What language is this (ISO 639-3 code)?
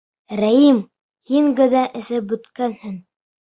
bak